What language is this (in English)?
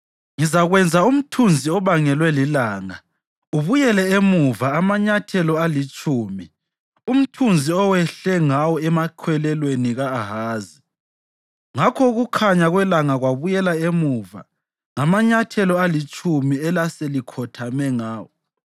North Ndebele